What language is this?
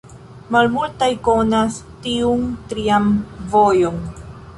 Esperanto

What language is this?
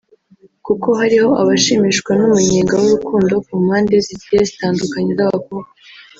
Kinyarwanda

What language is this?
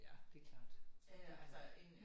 Danish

